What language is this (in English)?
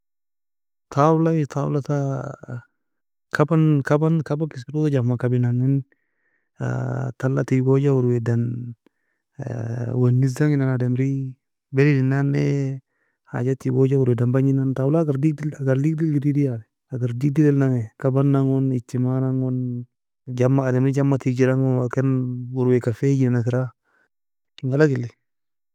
Nobiin